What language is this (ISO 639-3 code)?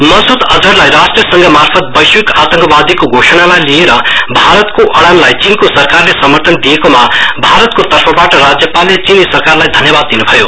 nep